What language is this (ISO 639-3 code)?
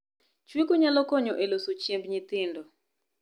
luo